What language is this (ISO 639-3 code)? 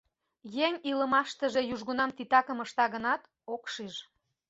chm